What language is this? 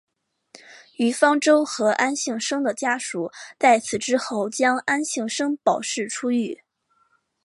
Chinese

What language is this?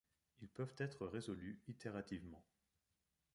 French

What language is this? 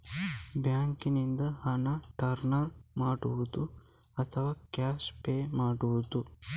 Kannada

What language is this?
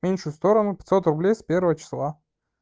Russian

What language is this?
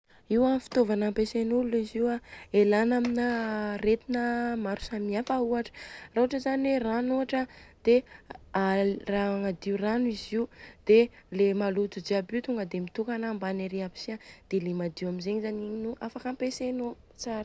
Southern Betsimisaraka Malagasy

